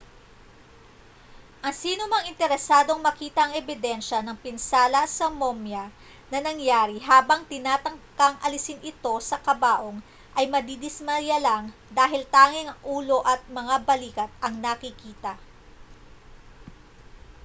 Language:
Filipino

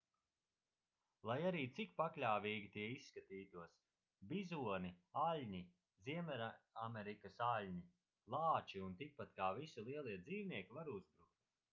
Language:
Latvian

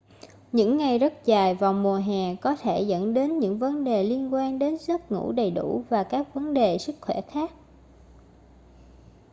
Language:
Vietnamese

